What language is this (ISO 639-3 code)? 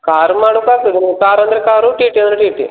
kan